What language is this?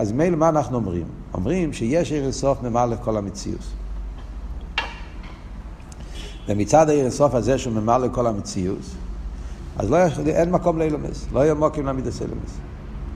Hebrew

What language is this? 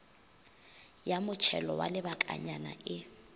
Northern Sotho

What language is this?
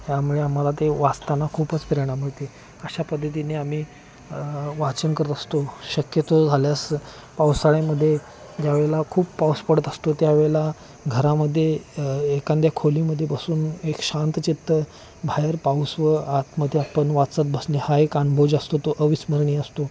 Marathi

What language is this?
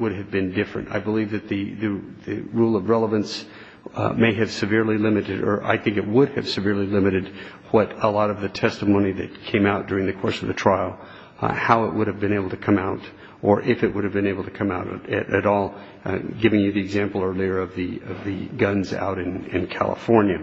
English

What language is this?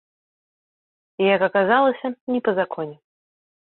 Belarusian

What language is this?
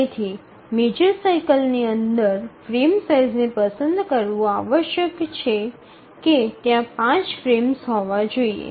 Gujarati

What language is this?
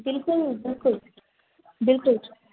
Sindhi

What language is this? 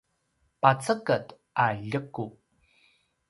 Paiwan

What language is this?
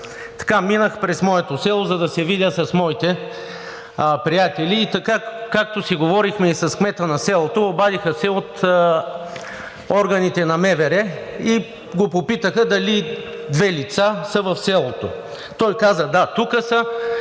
Bulgarian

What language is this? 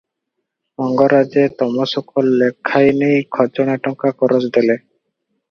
Odia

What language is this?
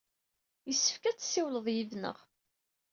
Kabyle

